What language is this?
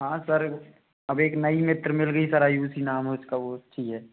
Hindi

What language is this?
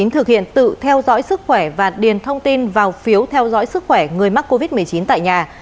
Vietnamese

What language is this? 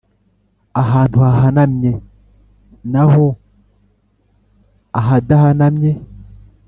Kinyarwanda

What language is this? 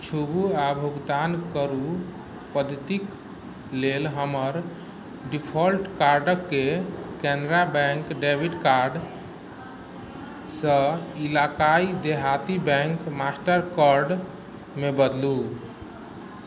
Maithili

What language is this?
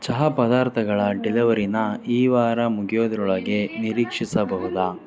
Kannada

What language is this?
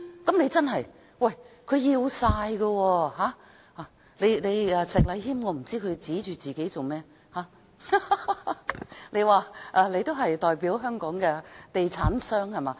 Cantonese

